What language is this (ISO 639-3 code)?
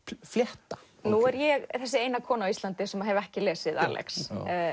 isl